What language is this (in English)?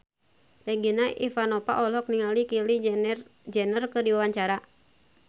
Sundanese